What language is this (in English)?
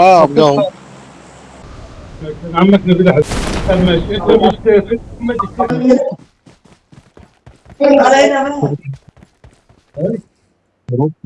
Arabic